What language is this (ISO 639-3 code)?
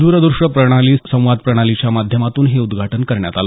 mar